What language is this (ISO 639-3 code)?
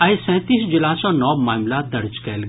mai